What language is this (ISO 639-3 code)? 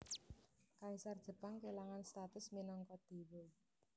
jav